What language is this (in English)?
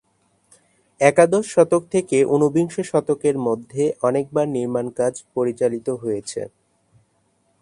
Bangla